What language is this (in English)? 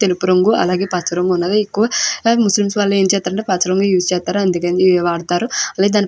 Telugu